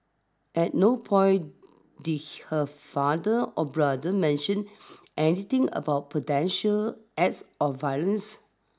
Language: English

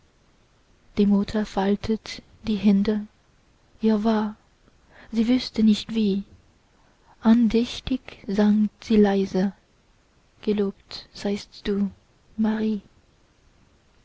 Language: German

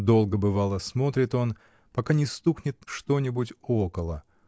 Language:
Russian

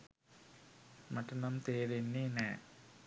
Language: Sinhala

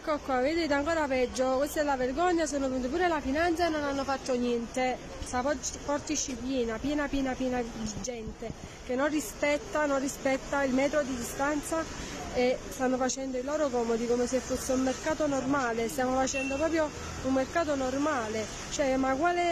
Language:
Italian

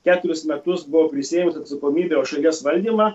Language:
Lithuanian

